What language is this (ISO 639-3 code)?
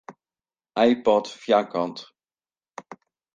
fry